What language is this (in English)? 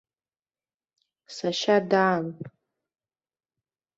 Abkhazian